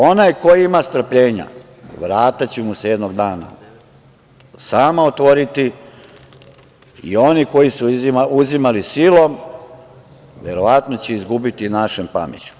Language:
Serbian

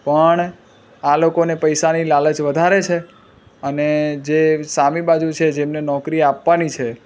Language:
Gujarati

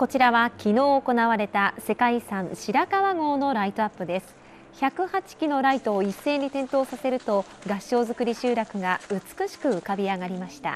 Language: Japanese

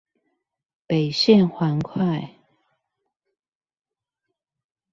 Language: Chinese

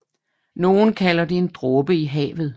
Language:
Danish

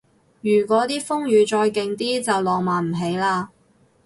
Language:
Cantonese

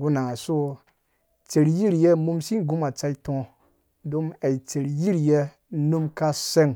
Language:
Dũya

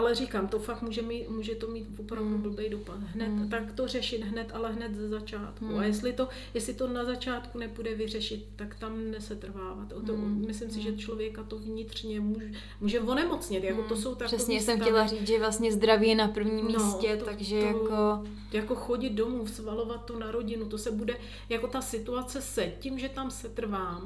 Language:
Czech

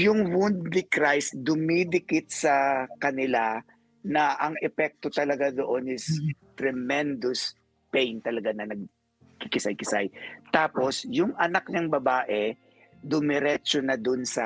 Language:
Filipino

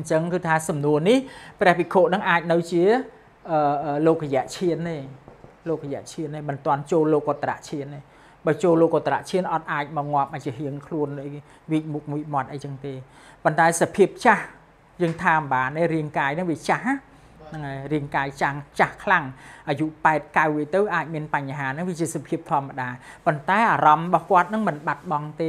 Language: Thai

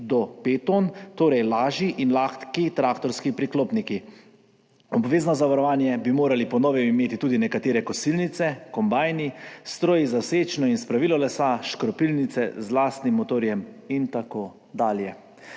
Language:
Slovenian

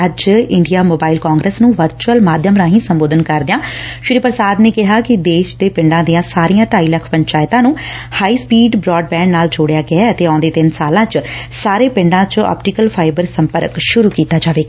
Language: Punjabi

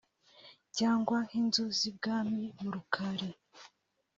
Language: Kinyarwanda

